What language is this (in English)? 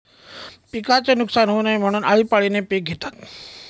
Marathi